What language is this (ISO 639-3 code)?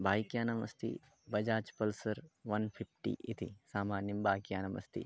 san